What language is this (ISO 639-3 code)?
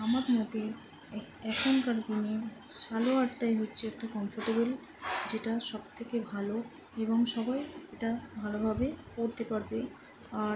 ben